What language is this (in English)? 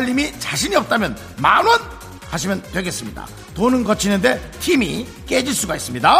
Korean